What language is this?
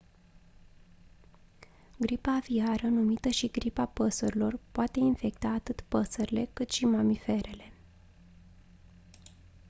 Romanian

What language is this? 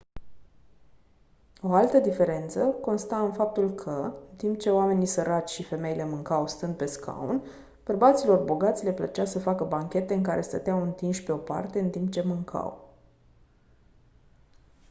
Romanian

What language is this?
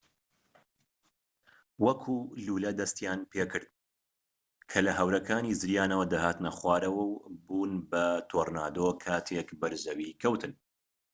Central Kurdish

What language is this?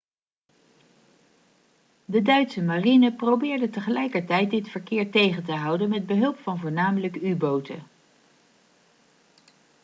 Dutch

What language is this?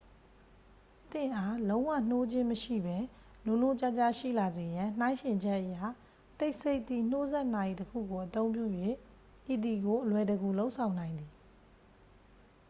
Burmese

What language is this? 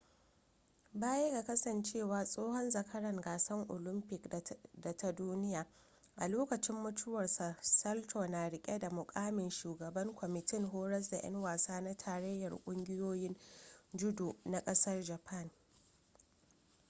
Hausa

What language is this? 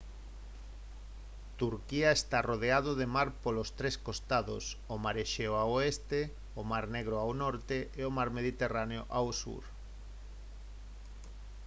Galician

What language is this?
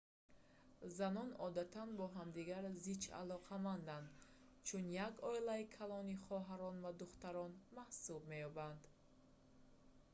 Tajik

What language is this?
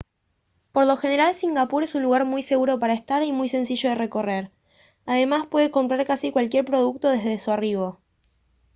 Spanish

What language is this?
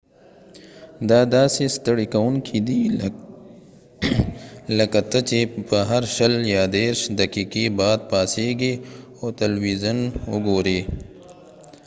Pashto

